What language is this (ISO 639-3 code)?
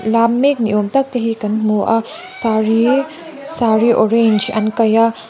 lus